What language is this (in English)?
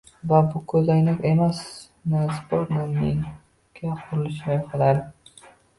Uzbek